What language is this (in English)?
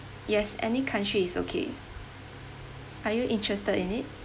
English